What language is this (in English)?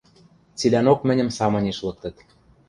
Western Mari